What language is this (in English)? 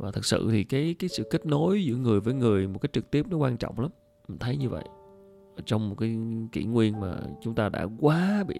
Vietnamese